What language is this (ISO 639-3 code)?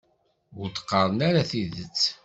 kab